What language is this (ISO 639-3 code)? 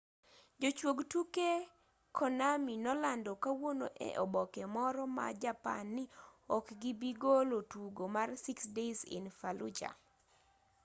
luo